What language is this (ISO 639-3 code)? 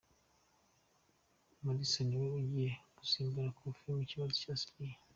kin